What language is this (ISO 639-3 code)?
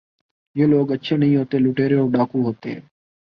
urd